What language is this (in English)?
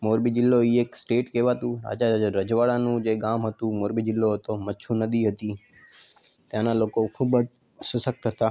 Gujarati